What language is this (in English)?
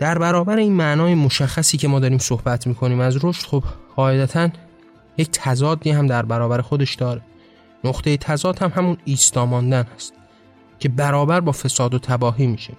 Persian